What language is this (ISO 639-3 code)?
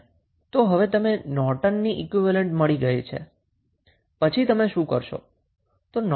guj